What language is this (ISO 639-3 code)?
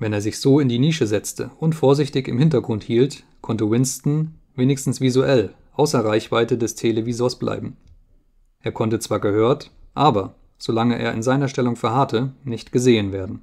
deu